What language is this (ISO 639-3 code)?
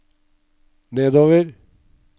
nor